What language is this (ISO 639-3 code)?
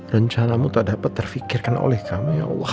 ind